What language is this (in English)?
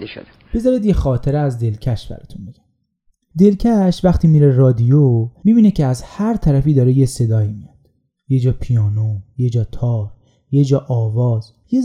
Persian